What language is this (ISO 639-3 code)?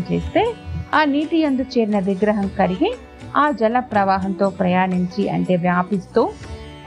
tel